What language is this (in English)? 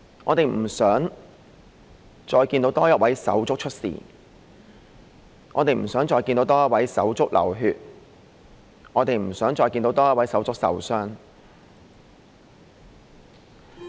Cantonese